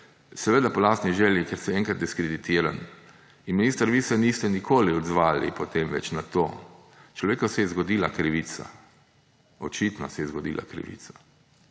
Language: Slovenian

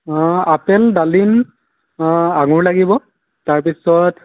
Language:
Assamese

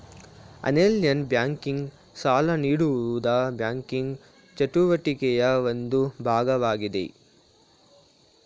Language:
Kannada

